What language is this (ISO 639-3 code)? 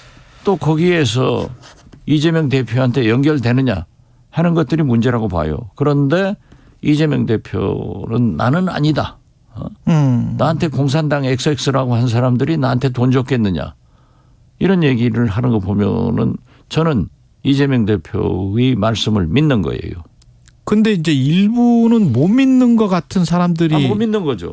kor